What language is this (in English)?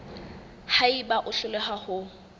Southern Sotho